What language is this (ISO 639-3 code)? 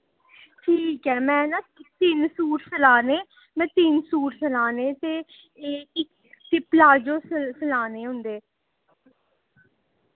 doi